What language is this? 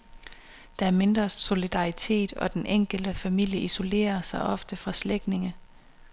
Danish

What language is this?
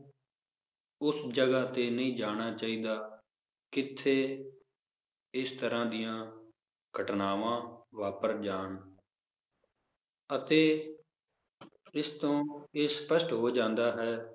Punjabi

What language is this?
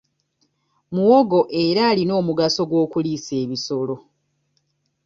Ganda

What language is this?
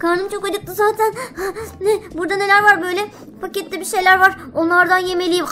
Turkish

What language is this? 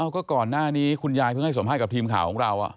Thai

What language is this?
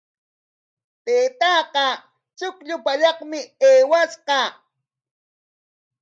Corongo Ancash Quechua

